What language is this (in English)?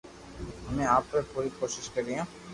Loarki